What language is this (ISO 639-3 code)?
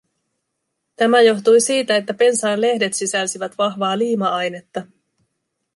fin